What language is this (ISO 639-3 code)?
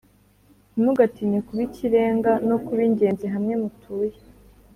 kin